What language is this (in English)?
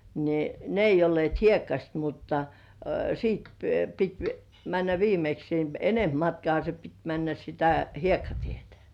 Finnish